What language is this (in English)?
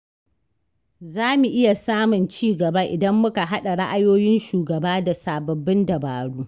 Hausa